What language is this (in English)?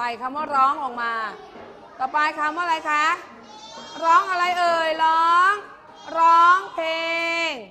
Thai